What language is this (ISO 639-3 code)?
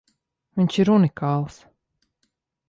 lav